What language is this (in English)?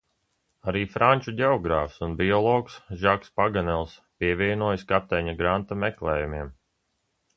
Latvian